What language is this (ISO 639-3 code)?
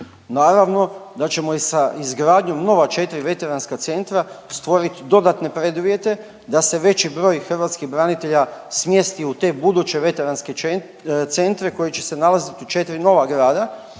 hrv